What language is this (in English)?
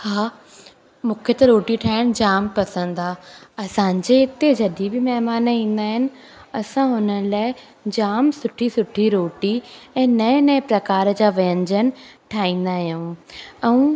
Sindhi